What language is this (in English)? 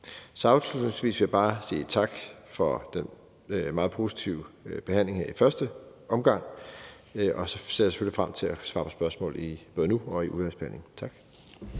Danish